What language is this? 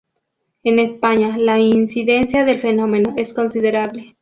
Spanish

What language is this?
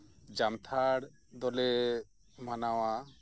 Santali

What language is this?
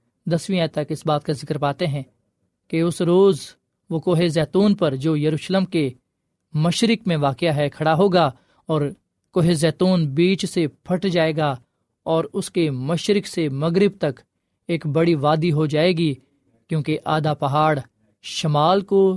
Urdu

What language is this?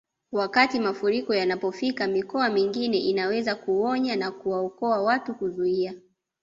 Swahili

